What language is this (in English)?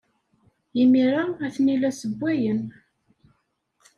Kabyle